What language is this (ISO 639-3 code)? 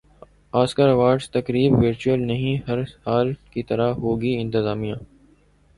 urd